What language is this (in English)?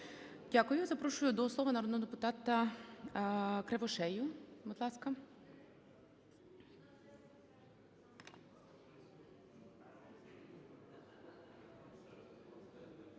Ukrainian